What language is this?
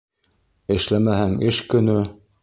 Bashkir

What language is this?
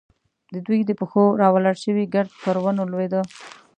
Pashto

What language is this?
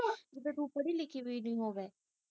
Punjabi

